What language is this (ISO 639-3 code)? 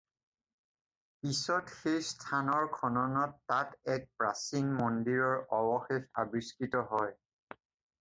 asm